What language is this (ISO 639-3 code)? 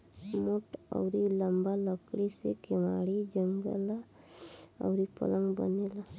bho